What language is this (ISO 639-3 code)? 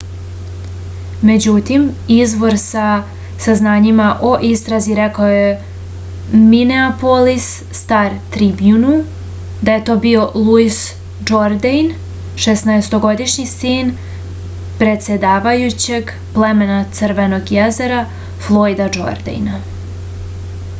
srp